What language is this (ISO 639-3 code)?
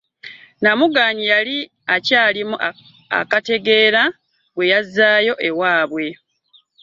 lug